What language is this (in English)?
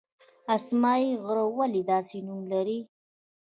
Pashto